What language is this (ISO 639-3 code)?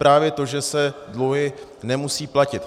ces